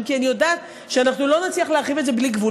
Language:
Hebrew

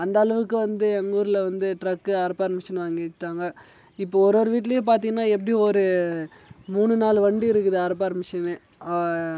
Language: Tamil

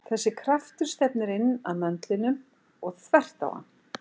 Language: Icelandic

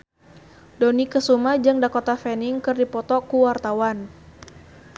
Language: Sundanese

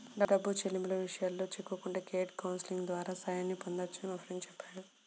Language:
Telugu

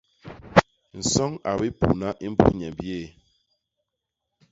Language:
Basaa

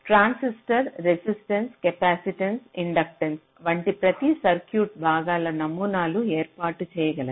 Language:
Telugu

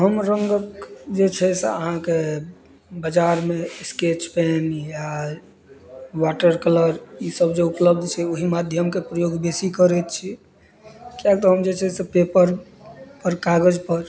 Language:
Maithili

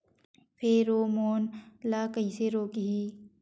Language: Chhattisgarhi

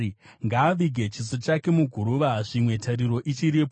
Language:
Shona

